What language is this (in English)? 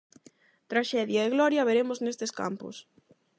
Galician